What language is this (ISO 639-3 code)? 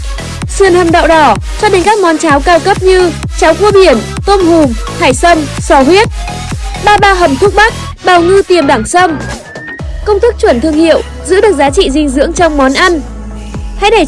vie